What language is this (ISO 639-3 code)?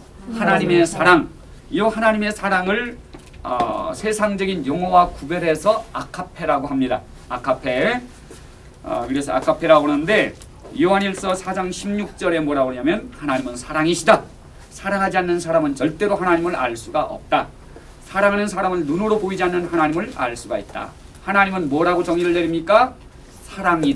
kor